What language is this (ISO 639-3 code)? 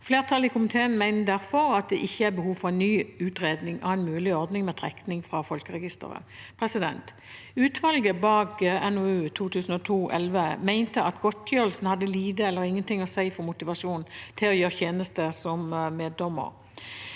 nor